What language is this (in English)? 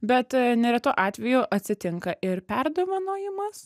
Lithuanian